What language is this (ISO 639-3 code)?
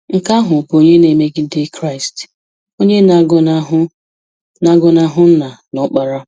ibo